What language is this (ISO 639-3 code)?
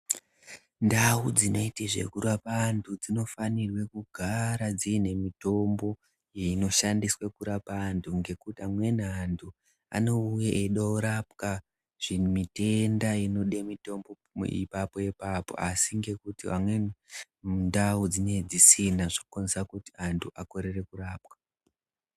ndc